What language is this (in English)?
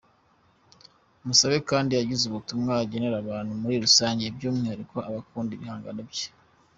Kinyarwanda